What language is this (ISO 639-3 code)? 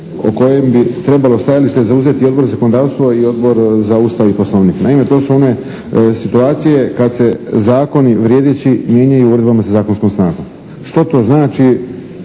hrv